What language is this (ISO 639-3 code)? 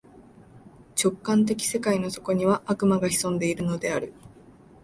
jpn